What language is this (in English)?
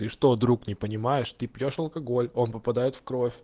Russian